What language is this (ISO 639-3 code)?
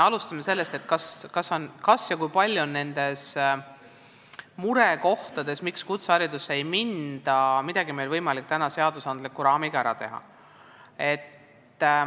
est